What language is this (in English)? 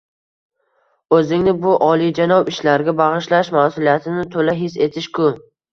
Uzbek